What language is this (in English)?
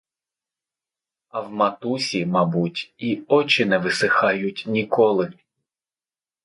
Ukrainian